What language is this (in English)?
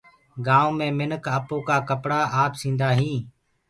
Gurgula